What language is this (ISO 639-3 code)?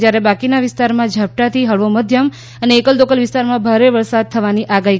guj